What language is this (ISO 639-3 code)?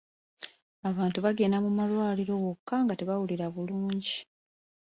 lug